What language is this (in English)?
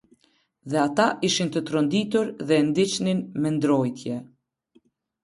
Albanian